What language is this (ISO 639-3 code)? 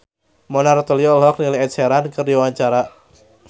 sun